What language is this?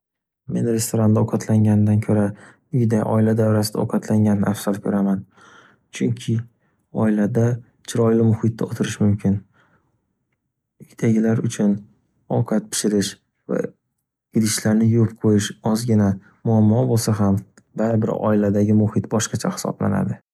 Uzbek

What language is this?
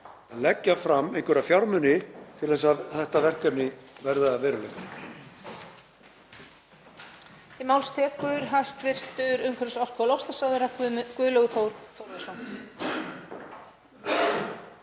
Icelandic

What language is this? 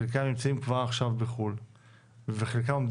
Hebrew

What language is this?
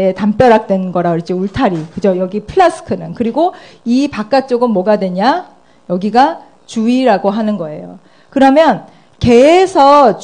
Korean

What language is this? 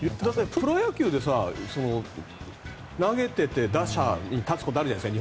Japanese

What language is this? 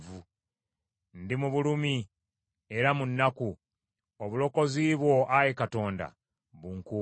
Ganda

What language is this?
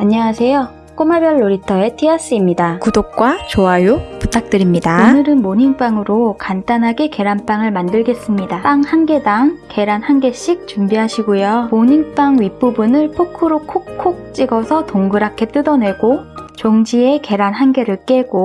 Korean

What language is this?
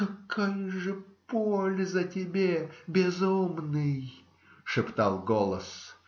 Russian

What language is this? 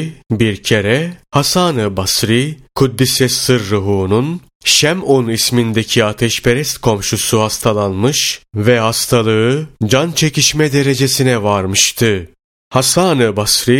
Turkish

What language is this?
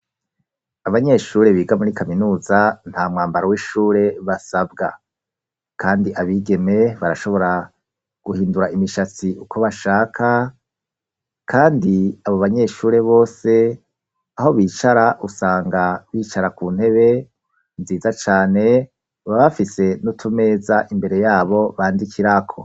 Rundi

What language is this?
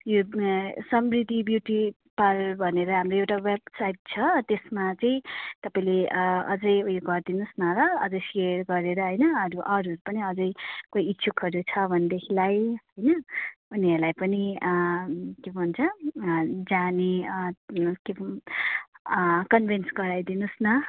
Nepali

